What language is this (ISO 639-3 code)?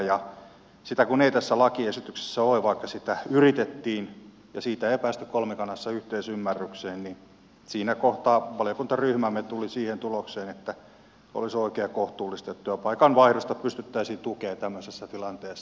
fin